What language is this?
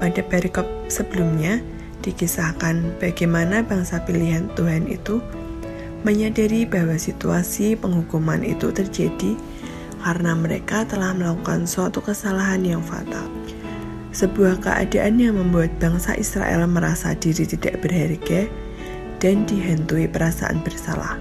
Indonesian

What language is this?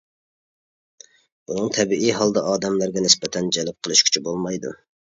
Uyghur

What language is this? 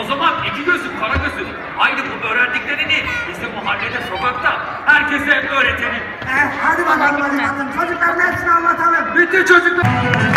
Turkish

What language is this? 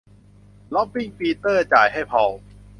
Thai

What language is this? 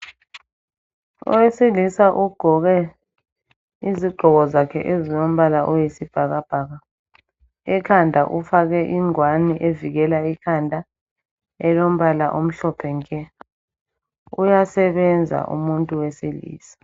North Ndebele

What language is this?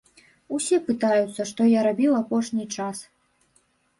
Belarusian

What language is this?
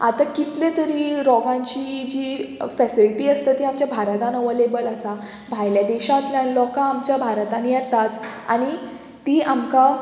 Konkani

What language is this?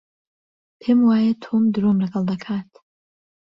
Central Kurdish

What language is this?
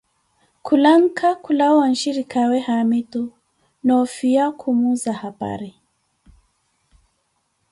Koti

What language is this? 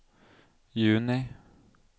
Norwegian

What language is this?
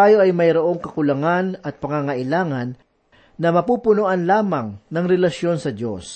Filipino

